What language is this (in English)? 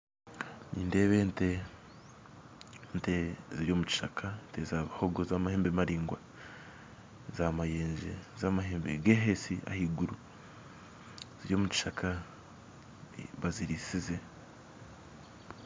Nyankole